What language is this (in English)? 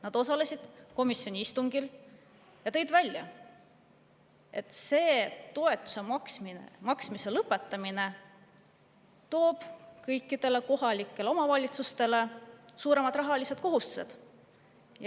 Estonian